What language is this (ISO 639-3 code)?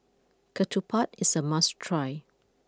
eng